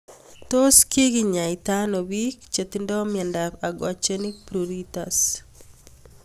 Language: Kalenjin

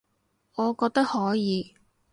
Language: Cantonese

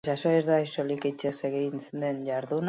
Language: Basque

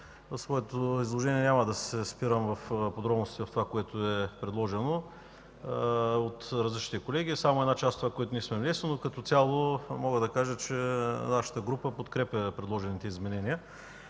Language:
Bulgarian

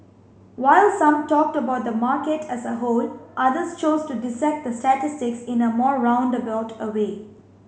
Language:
English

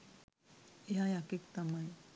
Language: Sinhala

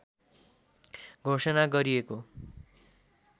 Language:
Nepali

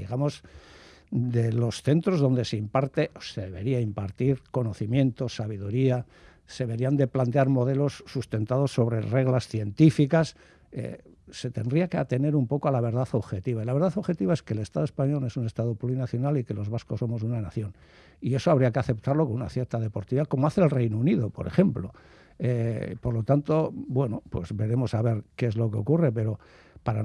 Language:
Spanish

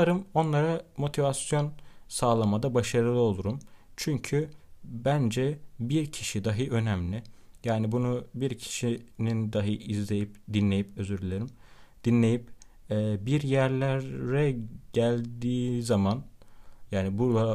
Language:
Turkish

